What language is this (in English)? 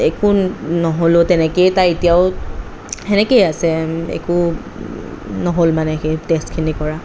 Assamese